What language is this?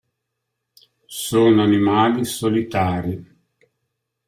Italian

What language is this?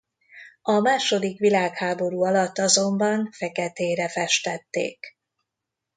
Hungarian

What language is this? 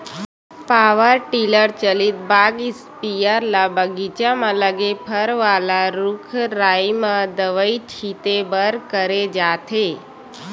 Chhattisgarhi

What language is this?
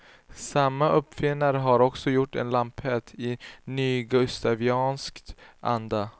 Swedish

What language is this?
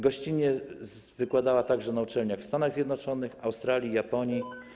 Polish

